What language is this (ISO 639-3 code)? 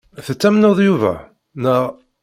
kab